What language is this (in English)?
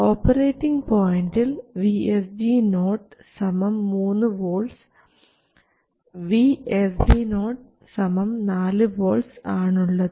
Malayalam